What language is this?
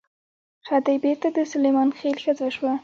Pashto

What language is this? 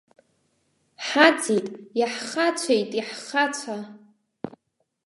Abkhazian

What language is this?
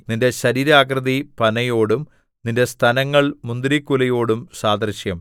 Malayalam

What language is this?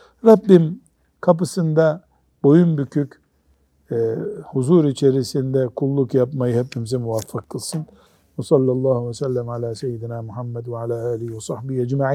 Turkish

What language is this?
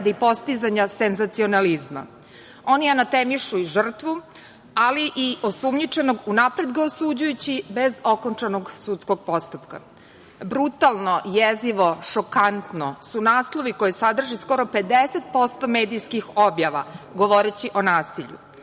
Serbian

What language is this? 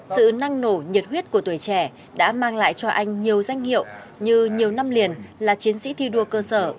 Vietnamese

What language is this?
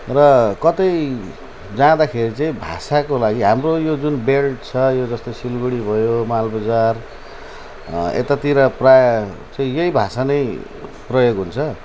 Nepali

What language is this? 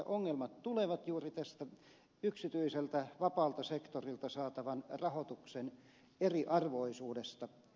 Finnish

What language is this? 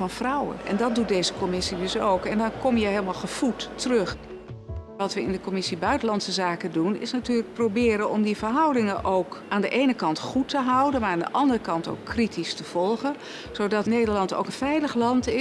Dutch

